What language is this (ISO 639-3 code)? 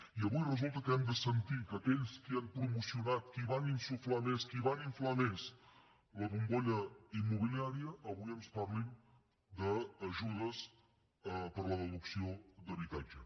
cat